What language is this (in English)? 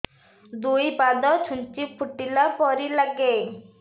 Odia